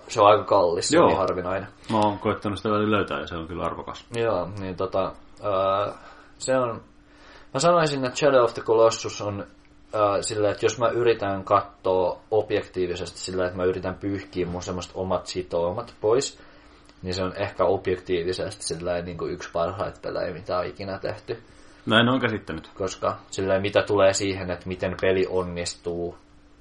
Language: Finnish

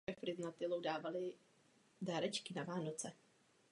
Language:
Czech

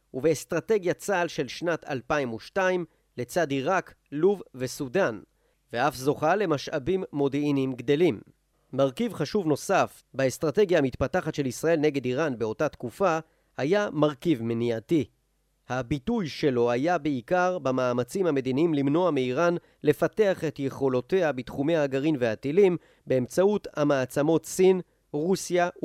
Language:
Hebrew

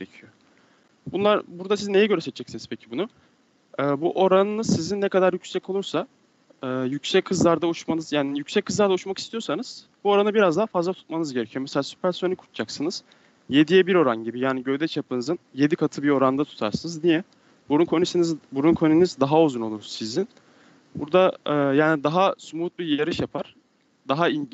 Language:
Turkish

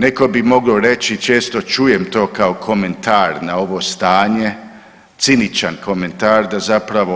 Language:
Croatian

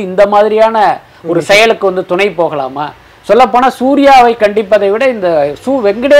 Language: Tamil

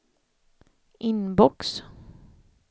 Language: Swedish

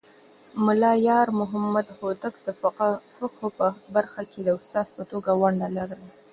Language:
Pashto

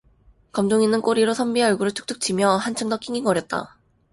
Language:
Korean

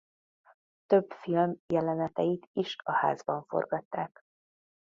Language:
Hungarian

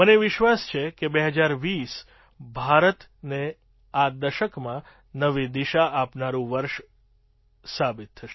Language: Gujarati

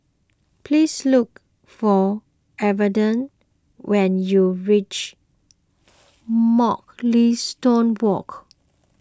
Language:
English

